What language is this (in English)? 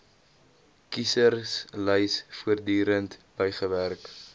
Afrikaans